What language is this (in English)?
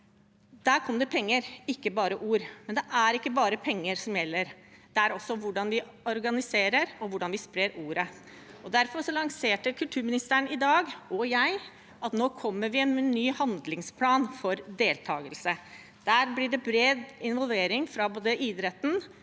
Norwegian